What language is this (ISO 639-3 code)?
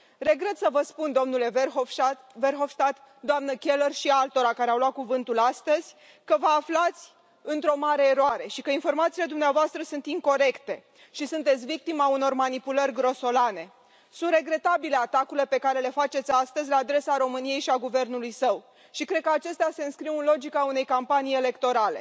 ron